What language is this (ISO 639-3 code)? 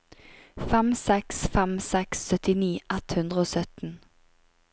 nor